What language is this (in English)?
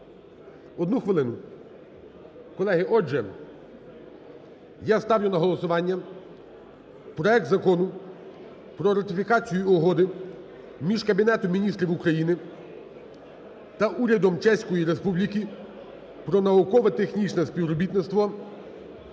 Ukrainian